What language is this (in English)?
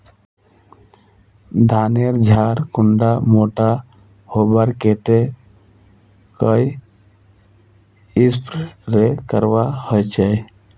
Magahi